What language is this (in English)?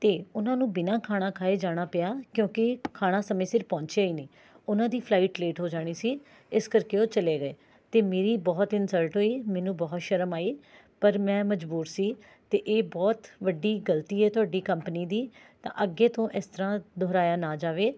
Punjabi